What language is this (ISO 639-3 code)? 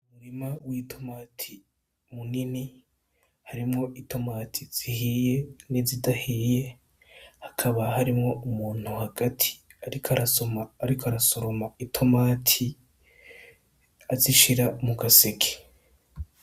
run